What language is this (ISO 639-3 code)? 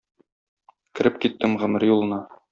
tat